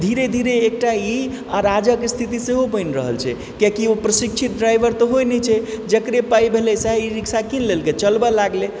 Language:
Maithili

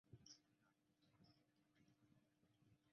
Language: Chinese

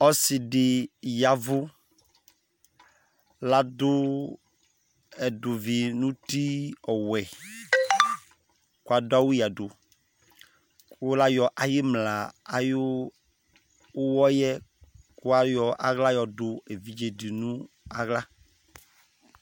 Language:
Ikposo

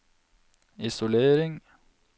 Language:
Norwegian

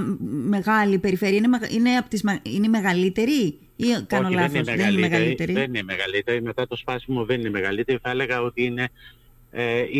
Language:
Greek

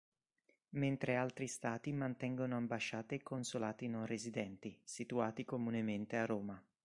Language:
Italian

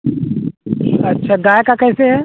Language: Hindi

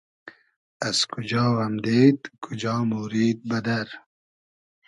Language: Hazaragi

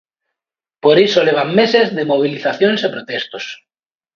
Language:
Galician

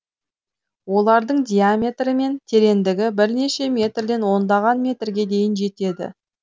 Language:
Kazakh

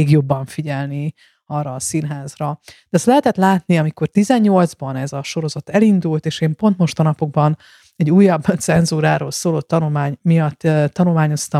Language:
Hungarian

